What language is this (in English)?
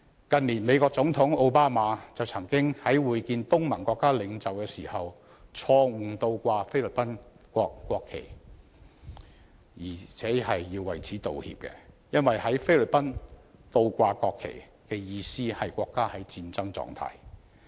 Cantonese